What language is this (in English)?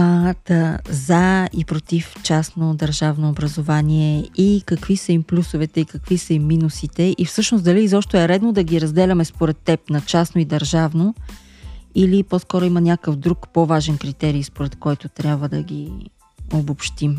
Bulgarian